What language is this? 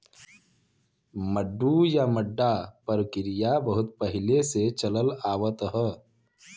Bhojpuri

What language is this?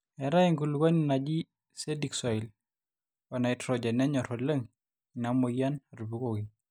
Masai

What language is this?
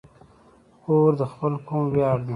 Pashto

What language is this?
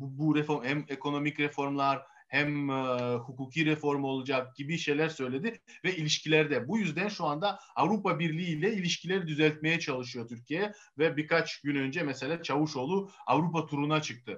Turkish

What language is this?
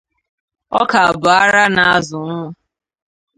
Igbo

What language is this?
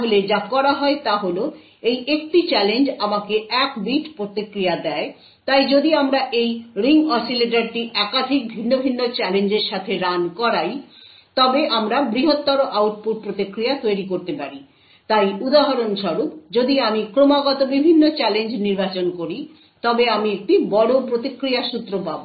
Bangla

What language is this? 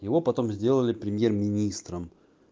Russian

